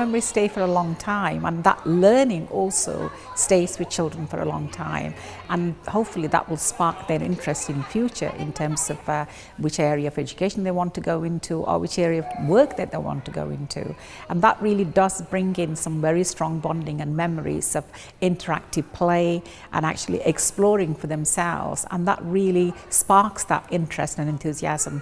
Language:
English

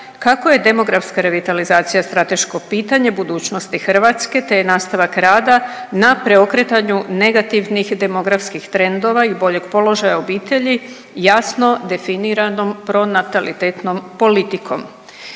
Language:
Croatian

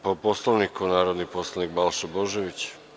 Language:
Serbian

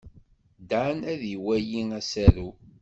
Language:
Kabyle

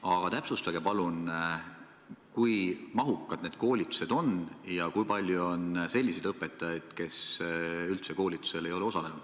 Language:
Estonian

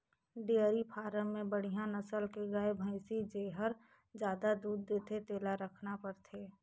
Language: Chhattisgarhi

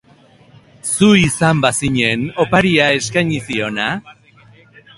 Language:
Basque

